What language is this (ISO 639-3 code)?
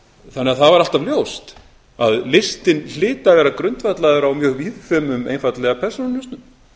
isl